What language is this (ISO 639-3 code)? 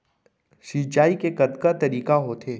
hne